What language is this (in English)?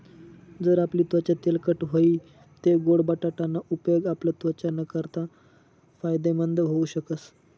Marathi